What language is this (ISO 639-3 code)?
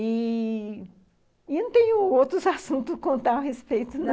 por